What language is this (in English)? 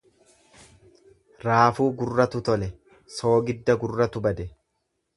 Oromo